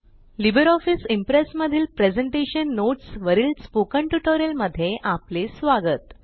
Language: Marathi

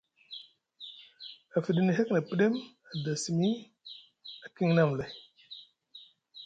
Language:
Musgu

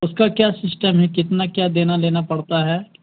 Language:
Urdu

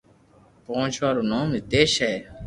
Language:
Loarki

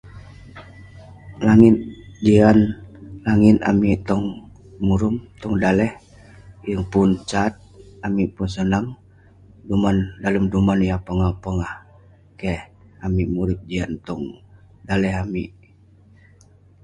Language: Western Penan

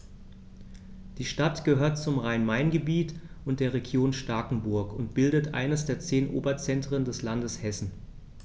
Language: German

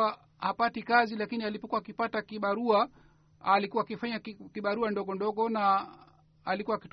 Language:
Swahili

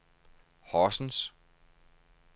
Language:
Danish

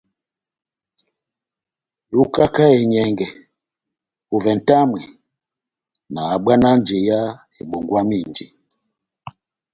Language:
Batanga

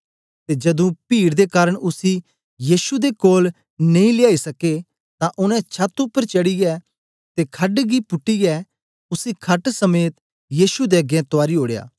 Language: Dogri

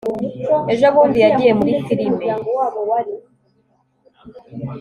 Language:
Kinyarwanda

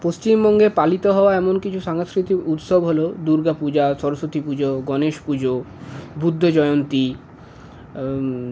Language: Bangla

